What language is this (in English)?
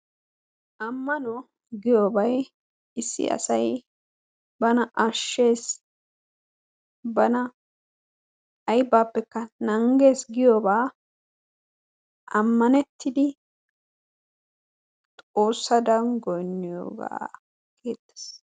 Wolaytta